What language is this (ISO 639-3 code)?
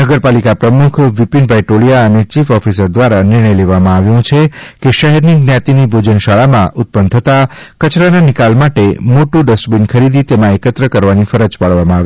guj